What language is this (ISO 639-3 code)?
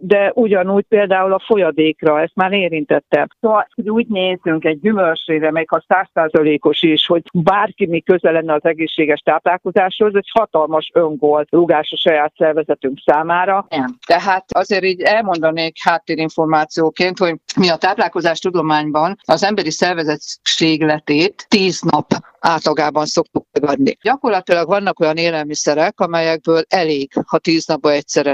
hun